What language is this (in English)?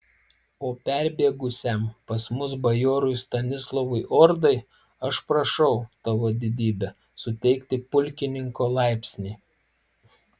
Lithuanian